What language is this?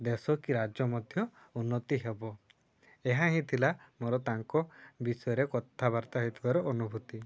Odia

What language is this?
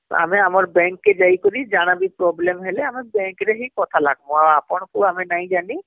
Odia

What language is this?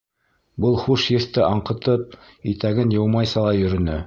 Bashkir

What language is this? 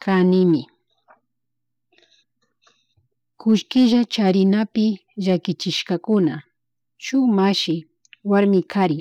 Chimborazo Highland Quichua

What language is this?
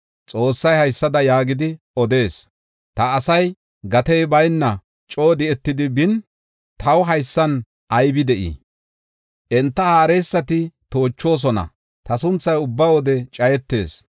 Gofa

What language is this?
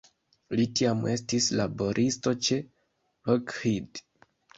Esperanto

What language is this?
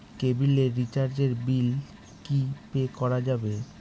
Bangla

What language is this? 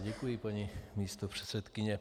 Czech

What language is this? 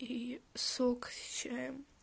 Russian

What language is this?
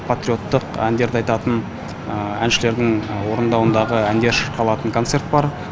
Kazakh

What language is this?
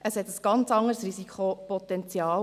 Swiss German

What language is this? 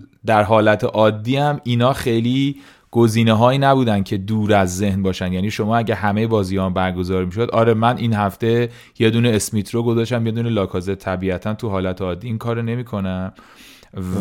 Persian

